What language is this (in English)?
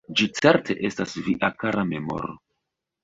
Esperanto